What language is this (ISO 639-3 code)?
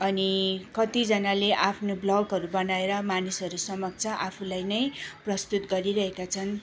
nep